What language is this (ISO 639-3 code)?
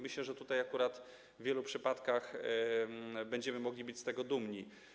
pol